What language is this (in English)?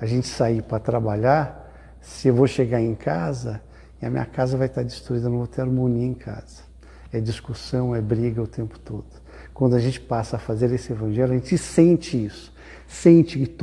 Portuguese